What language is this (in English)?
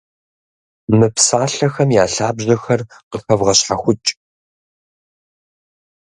Kabardian